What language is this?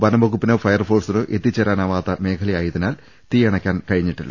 Malayalam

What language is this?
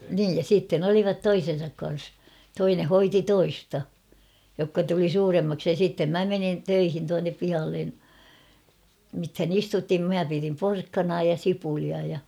Finnish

